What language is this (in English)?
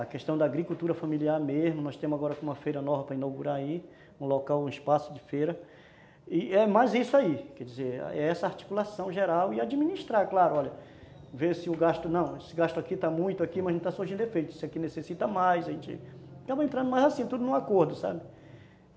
Portuguese